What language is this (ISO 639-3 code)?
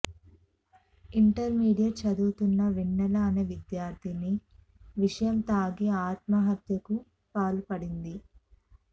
tel